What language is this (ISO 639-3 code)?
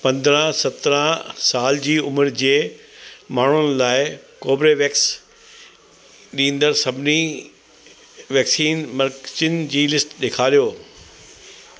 snd